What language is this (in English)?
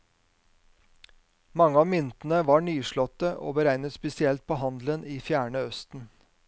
Norwegian